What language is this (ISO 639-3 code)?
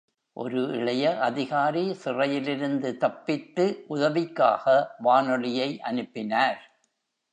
tam